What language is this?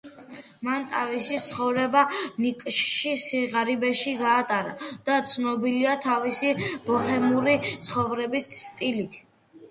Georgian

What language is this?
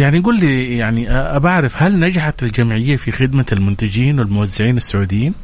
Arabic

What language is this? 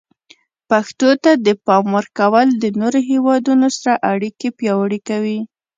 Pashto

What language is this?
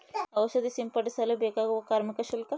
Kannada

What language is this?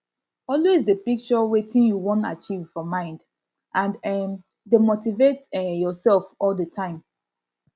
Nigerian Pidgin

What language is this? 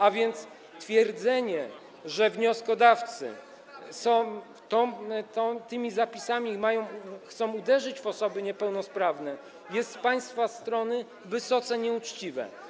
Polish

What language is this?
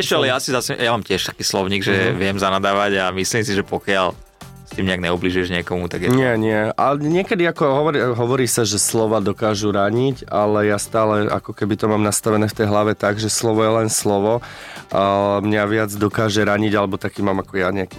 Slovak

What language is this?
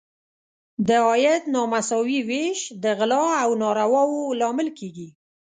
Pashto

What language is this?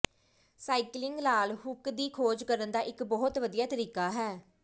Punjabi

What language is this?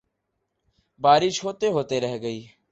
Urdu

